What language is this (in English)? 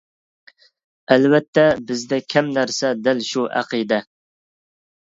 Uyghur